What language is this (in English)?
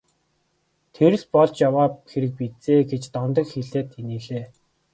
Mongolian